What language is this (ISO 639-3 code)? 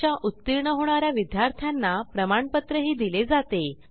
mar